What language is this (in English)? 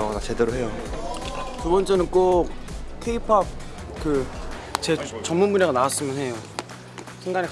Korean